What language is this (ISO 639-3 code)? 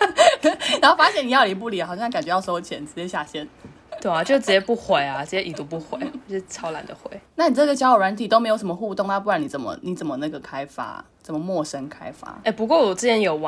zho